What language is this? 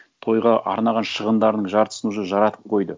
Kazakh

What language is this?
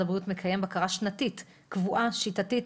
Hebrew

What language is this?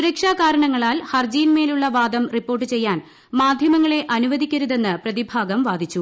Malayalam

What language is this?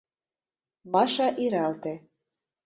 Mari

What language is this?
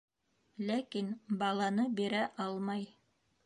Bashkir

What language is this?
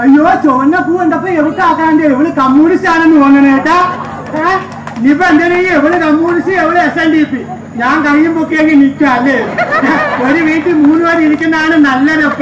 Malayalam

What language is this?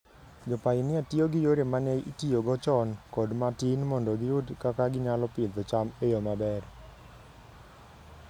Luo (Kenya and Tanzania)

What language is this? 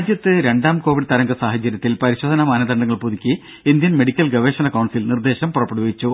Malayalam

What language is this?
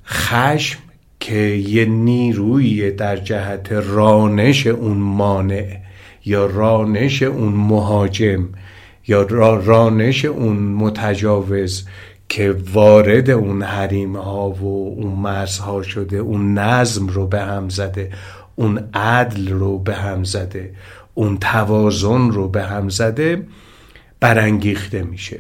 Persian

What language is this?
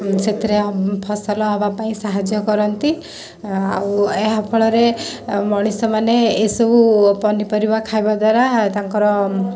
Odia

